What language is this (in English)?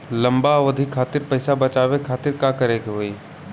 Bhojpuri